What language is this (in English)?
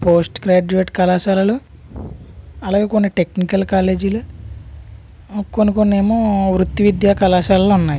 Telugu